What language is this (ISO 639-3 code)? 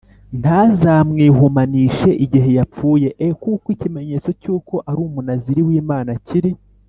kin